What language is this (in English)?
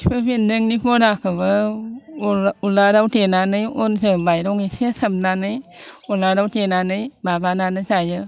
Bodo